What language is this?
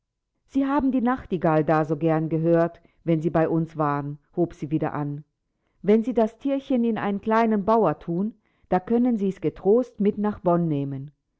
German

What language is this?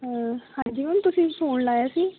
Punjabi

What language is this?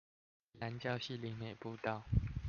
Chinese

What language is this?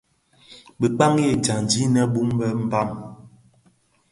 Bafia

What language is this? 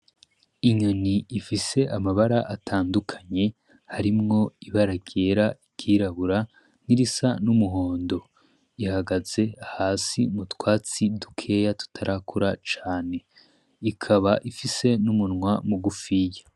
Rundi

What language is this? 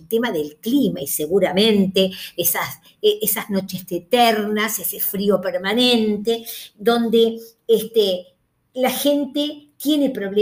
Spanish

